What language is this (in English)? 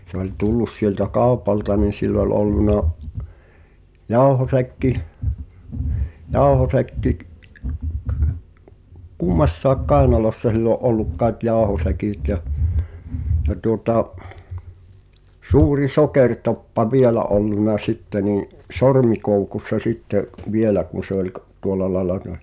Finnish